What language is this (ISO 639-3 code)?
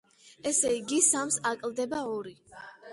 kat